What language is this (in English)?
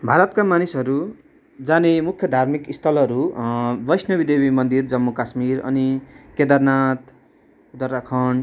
Nepali